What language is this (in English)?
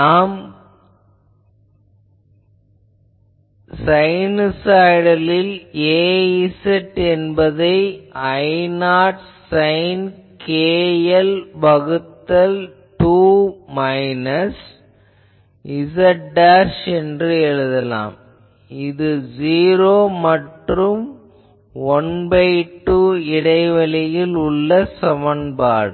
Tamil